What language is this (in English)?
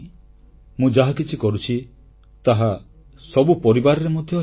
Odia